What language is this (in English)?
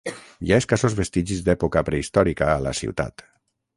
Catalan